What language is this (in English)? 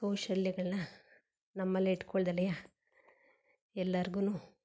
Kannada